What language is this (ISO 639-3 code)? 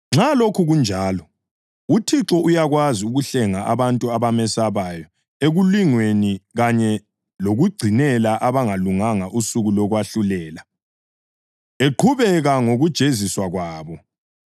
nde